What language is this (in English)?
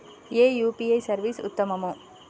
Telugu